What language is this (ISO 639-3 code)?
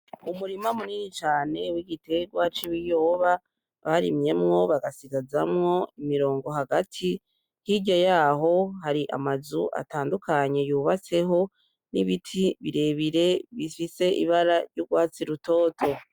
run